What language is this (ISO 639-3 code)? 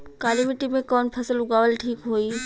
bho